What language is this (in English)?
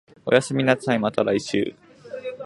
Japanese